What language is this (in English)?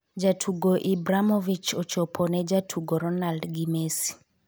Luo (Kenya and Tanzania)